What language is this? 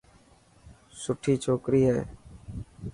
Dhatki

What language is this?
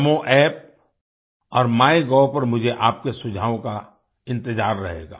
Hindi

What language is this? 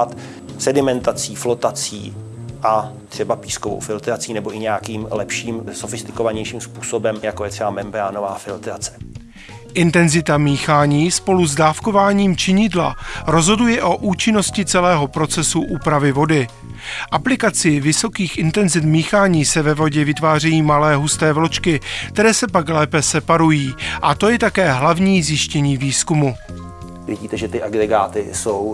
Czech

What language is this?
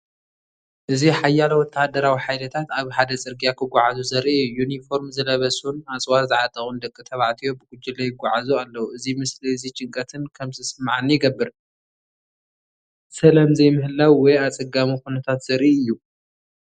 Tigrinya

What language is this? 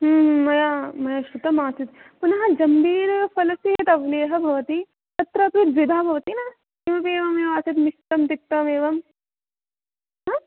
Sanskrit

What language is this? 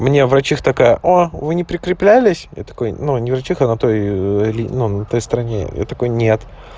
Russian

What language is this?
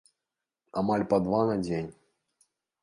Belarusian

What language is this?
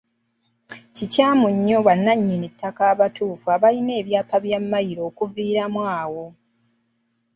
Ganda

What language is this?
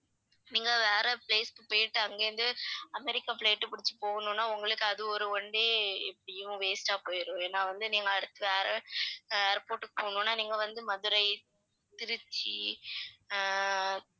Tamil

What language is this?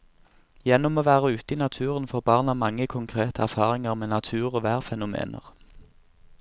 Norwegian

